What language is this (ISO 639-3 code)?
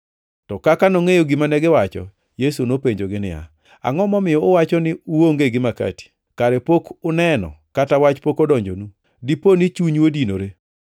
luo